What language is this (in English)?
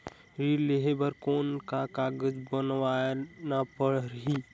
Chhattisgarhi